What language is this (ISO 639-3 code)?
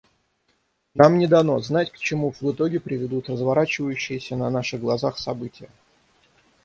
rus